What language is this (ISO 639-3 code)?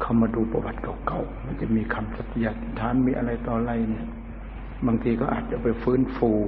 tha